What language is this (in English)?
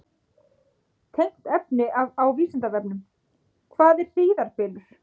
Icelandic